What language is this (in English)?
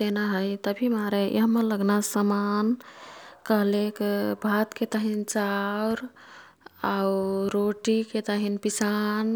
Kathoriya Tharu